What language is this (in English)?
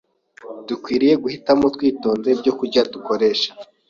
Kinyarwanda